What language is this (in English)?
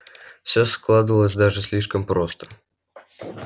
Russian